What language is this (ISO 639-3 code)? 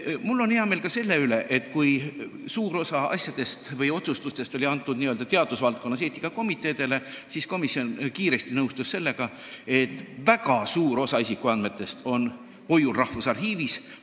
est